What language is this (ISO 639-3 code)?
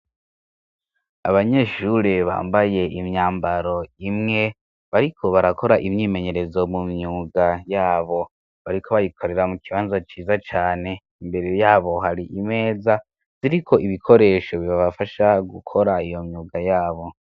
run